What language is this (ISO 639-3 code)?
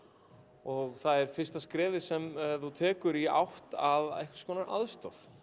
isl